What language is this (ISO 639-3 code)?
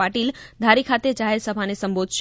guj